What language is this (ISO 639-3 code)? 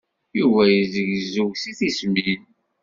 kab